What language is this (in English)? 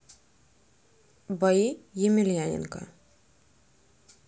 Russian